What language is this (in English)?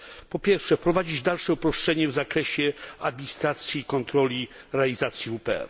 Polish